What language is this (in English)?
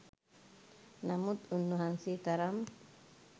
Sinhala